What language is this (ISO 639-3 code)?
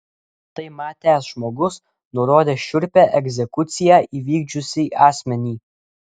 lit